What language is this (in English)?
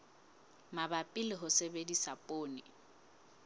Southern Sotho